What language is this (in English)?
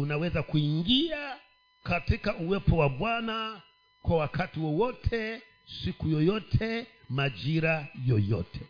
Swahili